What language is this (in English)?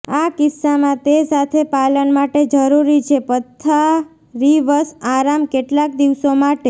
Gujarati